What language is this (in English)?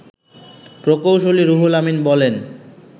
Bangla